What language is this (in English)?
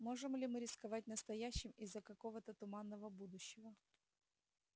Russian